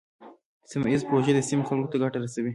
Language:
Pashto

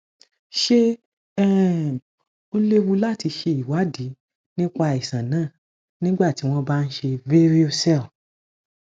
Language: Yoruba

